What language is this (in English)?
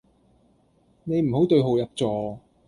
Cantonese